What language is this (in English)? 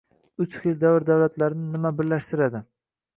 Uzbek